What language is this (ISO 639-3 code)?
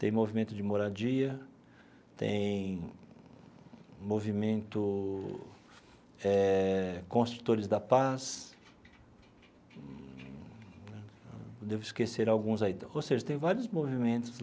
por